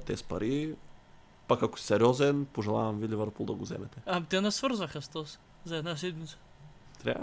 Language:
Bulgarian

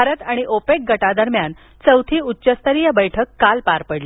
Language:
Marathi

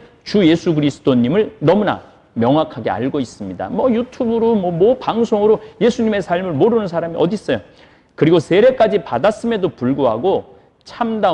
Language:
Korean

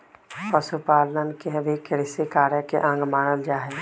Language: Magahi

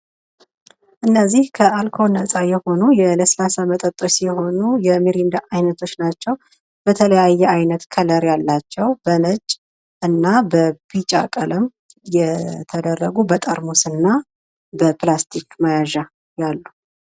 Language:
Amharic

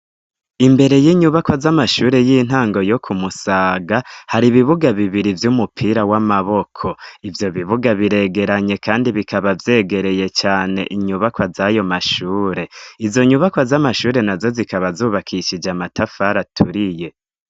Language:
Rundi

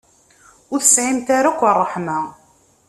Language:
Kabyle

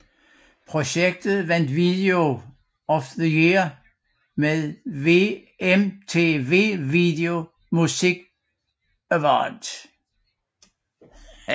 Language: Danish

